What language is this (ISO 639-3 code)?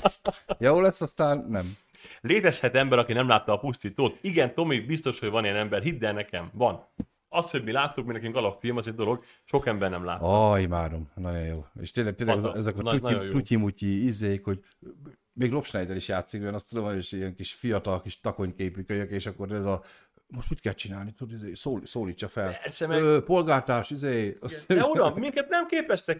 hun